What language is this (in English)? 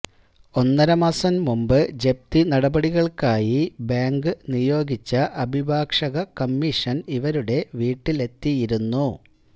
Malayalam